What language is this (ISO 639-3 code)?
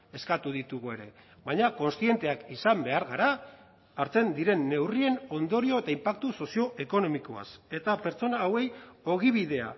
eus